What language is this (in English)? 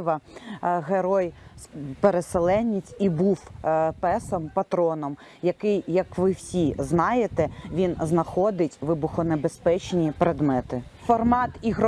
Ukrainian